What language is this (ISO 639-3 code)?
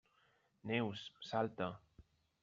cat